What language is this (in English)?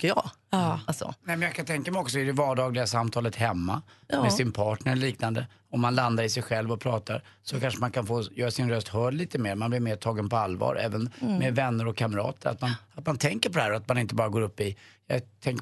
Swedish